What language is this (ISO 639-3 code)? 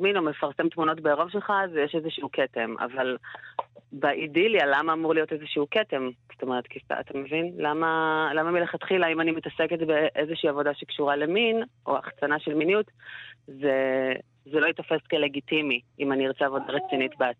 heb